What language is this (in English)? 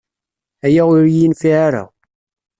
Kabyle